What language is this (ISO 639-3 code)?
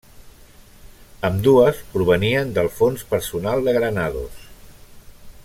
cat